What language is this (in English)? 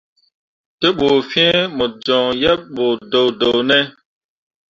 Mundang